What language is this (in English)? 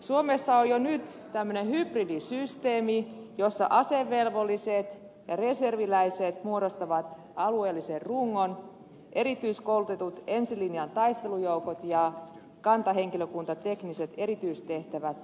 Finnish